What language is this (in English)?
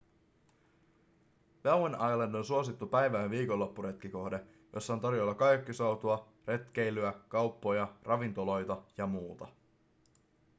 Finnish